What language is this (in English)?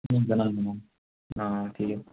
Assamese